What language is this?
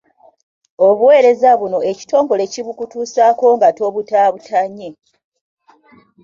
Ganda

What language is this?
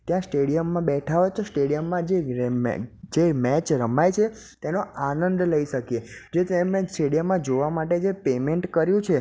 Gujarati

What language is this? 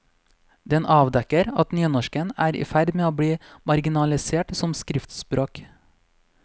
Norwegian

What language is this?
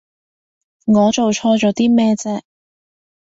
Cantonese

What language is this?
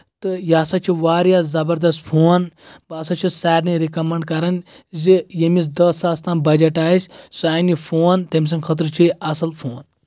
Kashmiri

